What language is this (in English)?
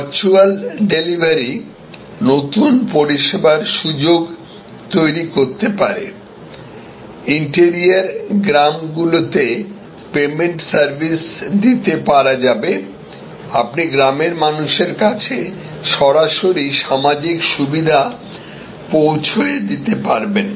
Bangla